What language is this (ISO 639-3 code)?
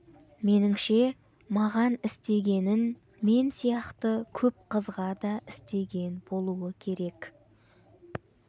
kaz